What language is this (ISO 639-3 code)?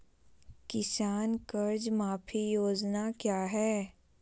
mag